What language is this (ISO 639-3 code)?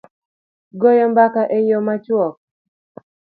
luo